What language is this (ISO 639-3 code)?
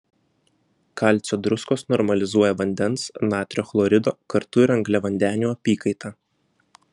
lit